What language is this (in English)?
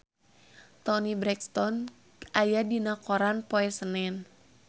Sundanese